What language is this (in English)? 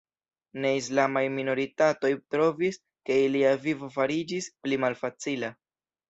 Esperanto